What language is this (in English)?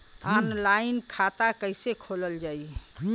Bhojpuri